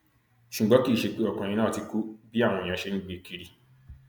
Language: Yoruba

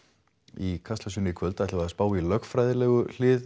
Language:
Icelandic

